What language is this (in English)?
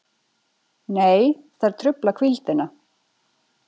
Icelandic